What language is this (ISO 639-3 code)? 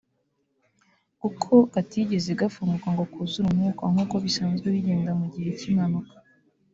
kin